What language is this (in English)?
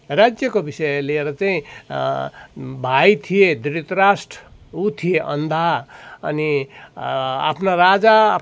Nepali